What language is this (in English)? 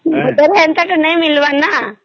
Odia